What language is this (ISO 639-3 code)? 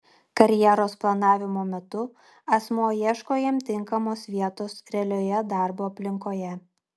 lit